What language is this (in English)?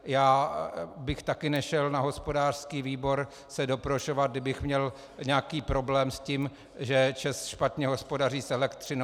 Czech